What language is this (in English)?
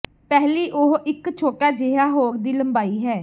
Punjabi